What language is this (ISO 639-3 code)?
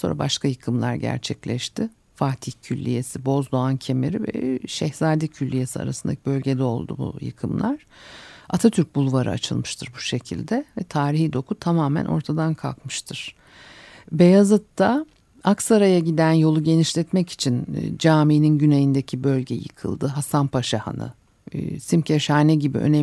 tur